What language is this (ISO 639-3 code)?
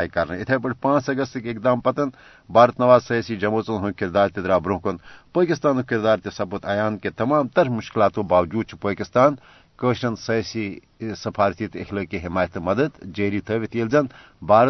urd